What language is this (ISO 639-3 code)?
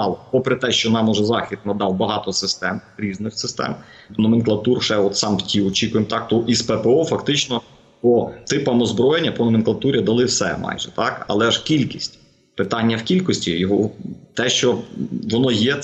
ukr